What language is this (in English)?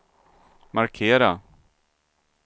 Swedish